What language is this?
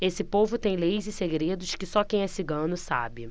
Portuguese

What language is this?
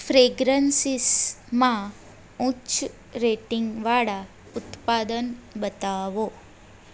Gujarati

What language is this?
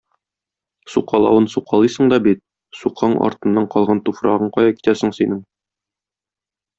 Tatar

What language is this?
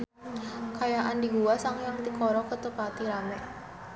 Sundanese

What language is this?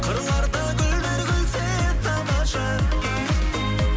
Kazakh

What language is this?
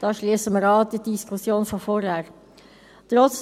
Swiss German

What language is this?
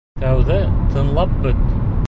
Bashkir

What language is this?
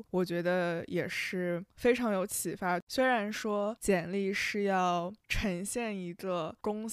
Chinese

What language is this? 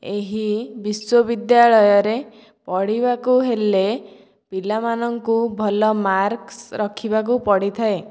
Odia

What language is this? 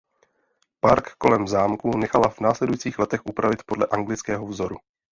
Czech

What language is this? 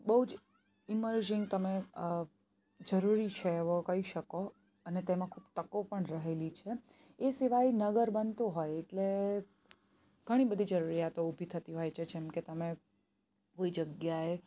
Gujarati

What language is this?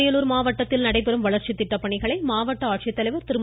Tamil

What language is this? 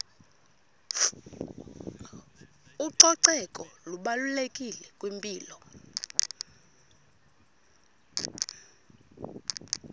Xhosa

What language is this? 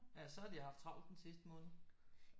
Danish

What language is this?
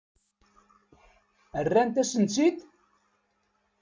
Kabyle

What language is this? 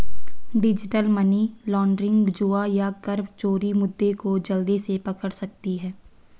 Hindi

